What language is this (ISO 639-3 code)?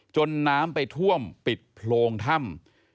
tha